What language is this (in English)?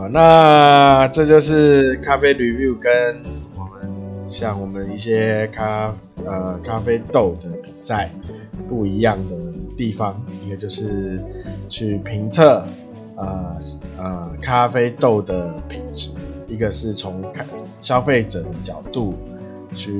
Chinese